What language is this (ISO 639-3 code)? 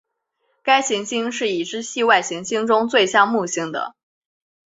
zho